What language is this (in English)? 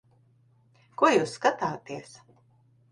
Latvian